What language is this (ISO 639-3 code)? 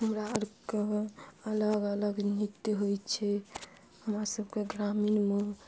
mai